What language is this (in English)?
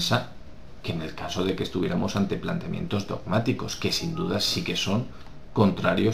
Spanish